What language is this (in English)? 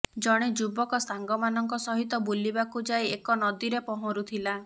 Odia